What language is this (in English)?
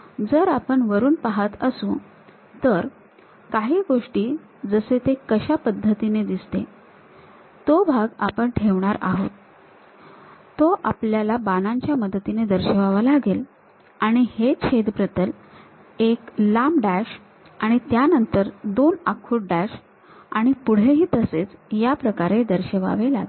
Marathi